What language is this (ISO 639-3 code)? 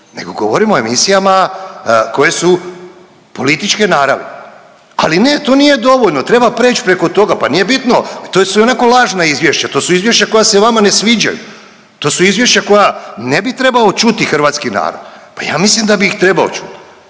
hrv